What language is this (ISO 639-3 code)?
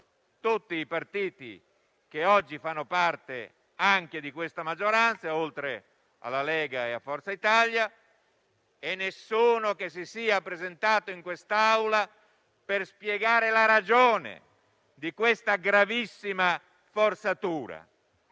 ita